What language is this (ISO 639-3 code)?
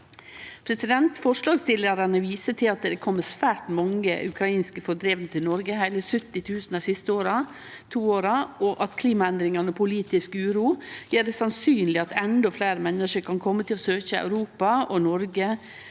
nor